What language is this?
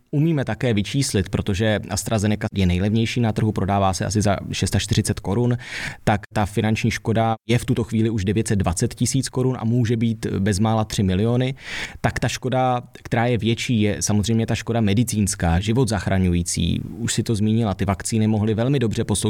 Czech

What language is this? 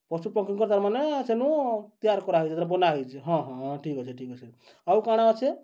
Odia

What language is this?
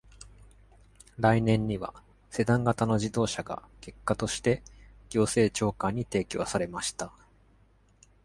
Japanese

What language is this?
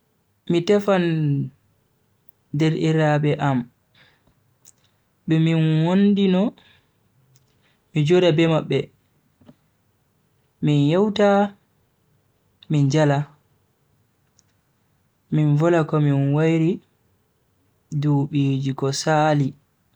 Bagirmi Fulfulde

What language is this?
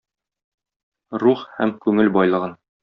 Tatar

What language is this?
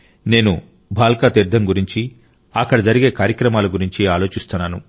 Telugu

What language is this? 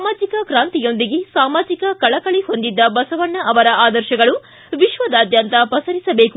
Kannada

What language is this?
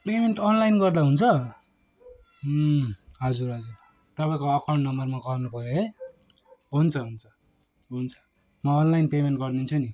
Nepali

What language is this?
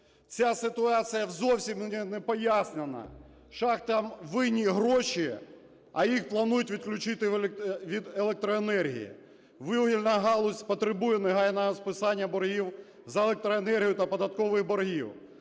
Ukrainian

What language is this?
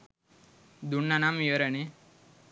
Sinhala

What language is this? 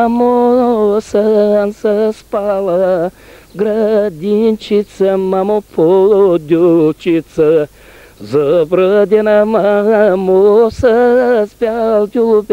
Bulgarian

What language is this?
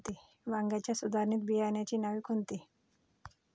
Marathi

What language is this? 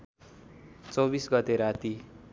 Nepali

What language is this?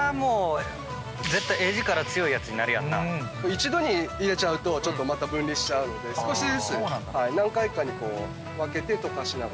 Japanese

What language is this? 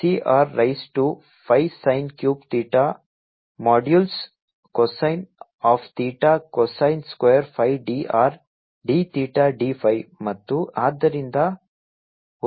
Kannada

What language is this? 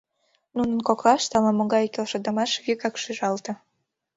Mari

